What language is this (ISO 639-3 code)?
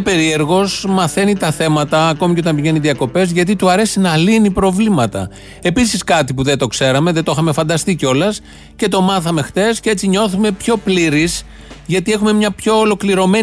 ell